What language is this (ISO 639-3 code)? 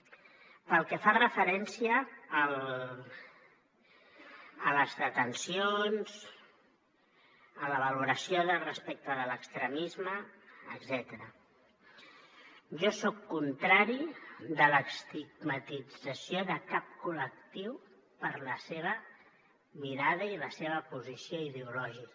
cat